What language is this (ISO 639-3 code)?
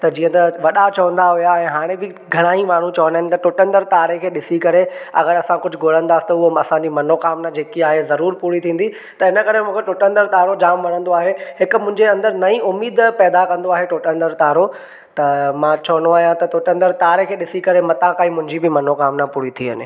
snd